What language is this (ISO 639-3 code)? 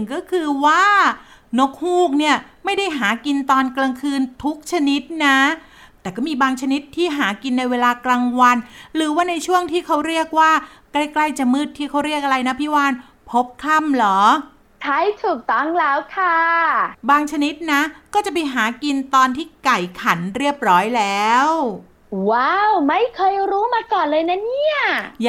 tha